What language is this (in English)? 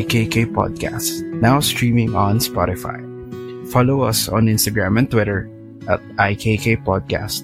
Filipino